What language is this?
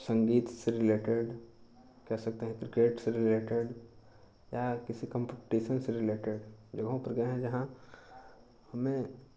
Hindi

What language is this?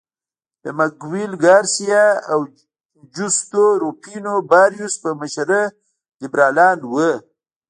Pashto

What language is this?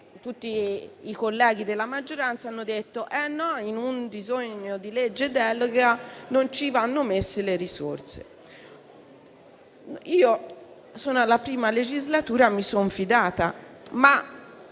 Italian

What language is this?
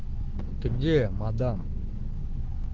Russian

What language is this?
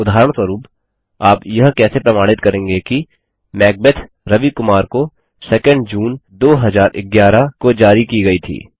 Hindi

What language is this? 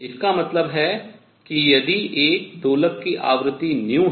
Hindi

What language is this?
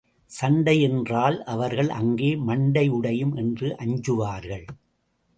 Tamil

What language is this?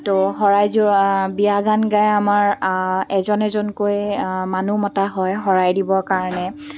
Assamese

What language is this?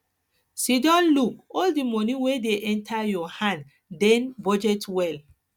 Nigerian Pidgin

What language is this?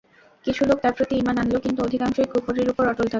Bangla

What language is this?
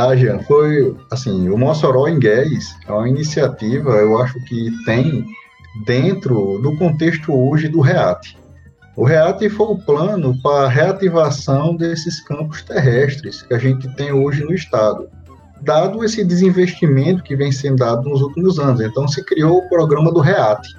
Portuguese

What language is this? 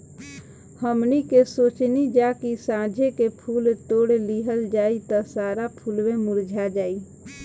Bhojpuri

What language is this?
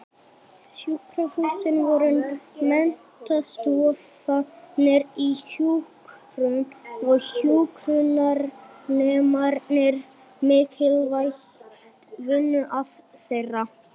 Icelandic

